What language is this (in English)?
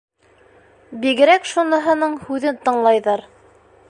Bashkir